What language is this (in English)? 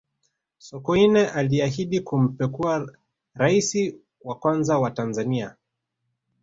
Swahili